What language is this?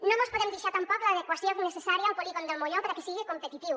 Catalan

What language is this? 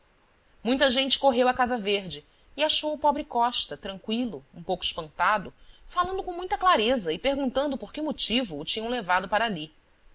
Portuguese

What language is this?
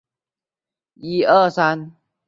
Chinese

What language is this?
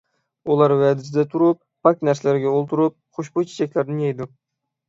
Uyghur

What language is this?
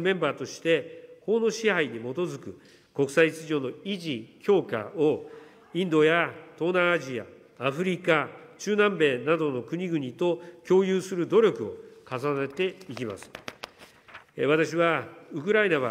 Japanese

